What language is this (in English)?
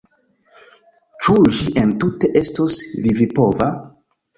Esperanto